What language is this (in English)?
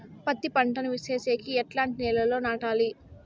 Telugu